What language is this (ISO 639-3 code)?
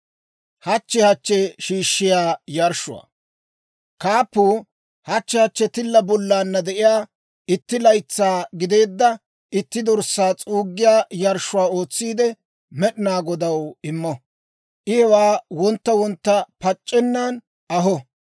dwr